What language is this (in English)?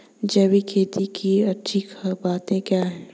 Hindi